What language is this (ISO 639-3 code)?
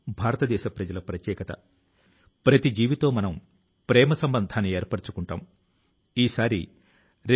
tel